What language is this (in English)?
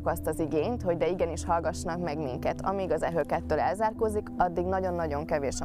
Hungarian